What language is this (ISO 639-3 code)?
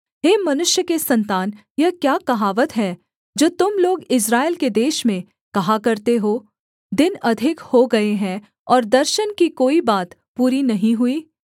hin